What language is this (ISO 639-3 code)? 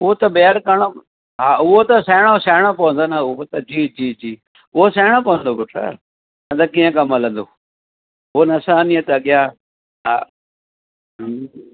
snd